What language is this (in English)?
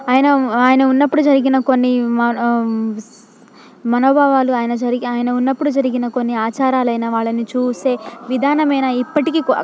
Telugu